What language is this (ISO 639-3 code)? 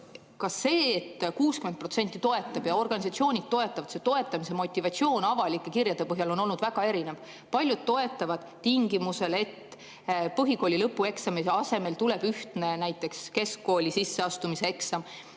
est